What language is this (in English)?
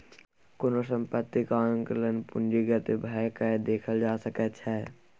Maithili